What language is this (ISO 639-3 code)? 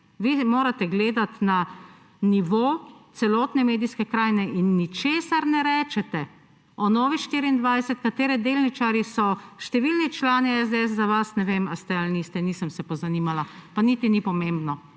slv